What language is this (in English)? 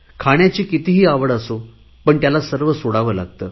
Marathi